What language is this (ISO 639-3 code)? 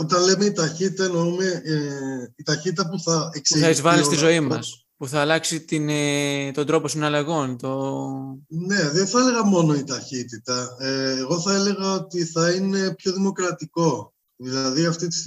ell